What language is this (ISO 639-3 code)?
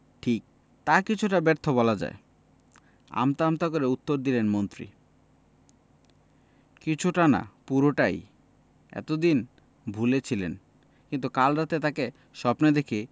ben